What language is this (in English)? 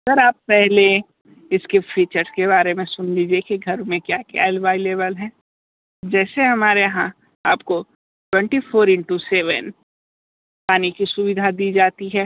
Hindi